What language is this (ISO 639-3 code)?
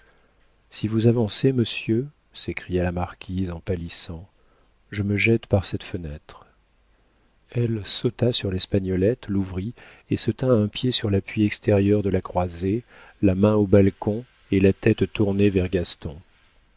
fra